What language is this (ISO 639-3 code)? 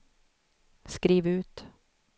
swe